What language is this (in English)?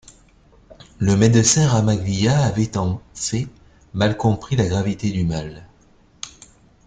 French